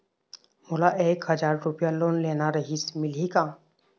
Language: Chhattisgarhi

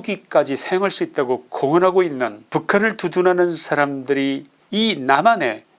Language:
Korean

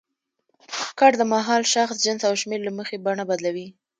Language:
Pashto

